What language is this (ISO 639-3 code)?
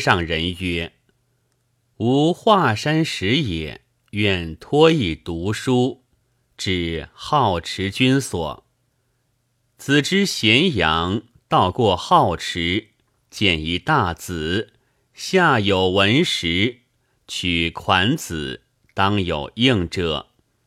zho